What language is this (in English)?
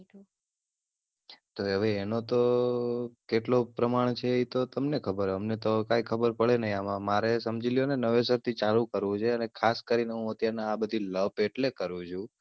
Gujarati